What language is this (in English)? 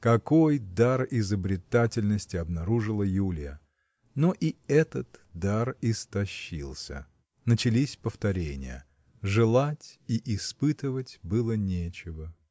Russian